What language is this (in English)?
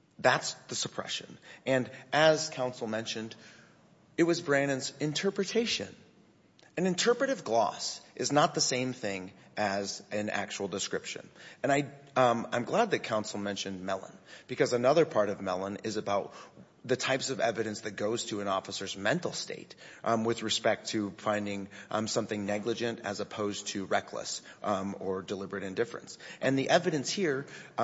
English